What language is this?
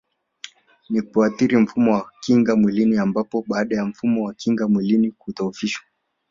Swahili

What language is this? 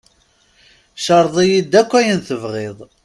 Kabyle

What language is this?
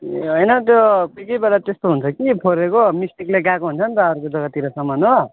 Nepali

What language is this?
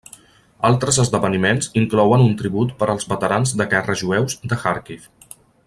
Catalan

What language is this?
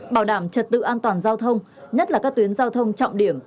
Vietnamese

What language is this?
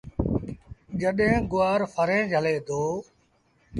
Sindhi Bhil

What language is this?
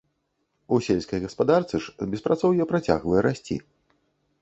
Belarusian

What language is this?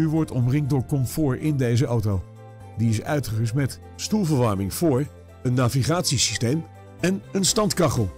Dutch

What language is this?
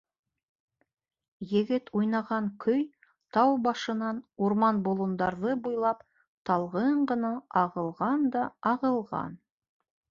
Bashkir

